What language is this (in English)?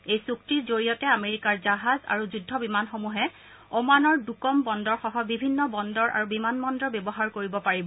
Assamese